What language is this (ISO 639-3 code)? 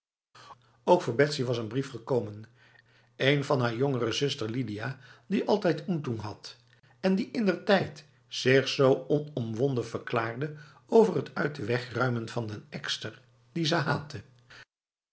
nld